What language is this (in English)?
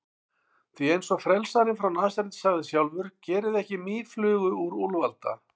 Icelandic